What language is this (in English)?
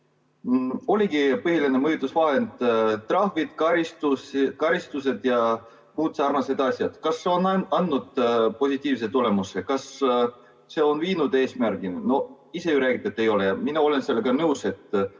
Estonian